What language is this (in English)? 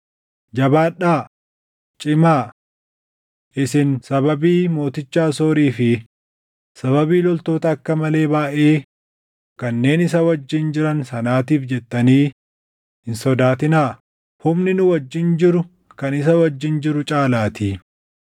Oromo